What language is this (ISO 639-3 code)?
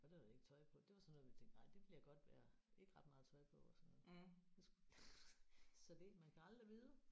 dan